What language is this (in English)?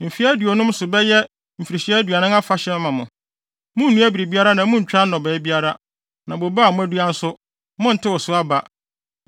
Akan